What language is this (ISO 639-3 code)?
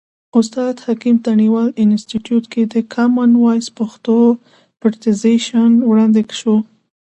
pus